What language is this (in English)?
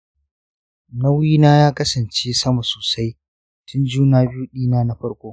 Hausa